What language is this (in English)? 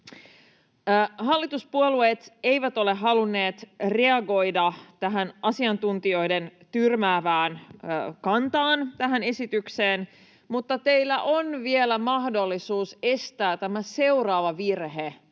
Finnish